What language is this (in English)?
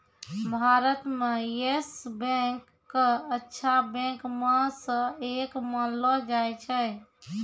Maithili